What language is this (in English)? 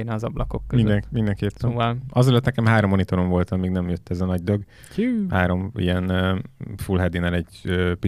Hungarian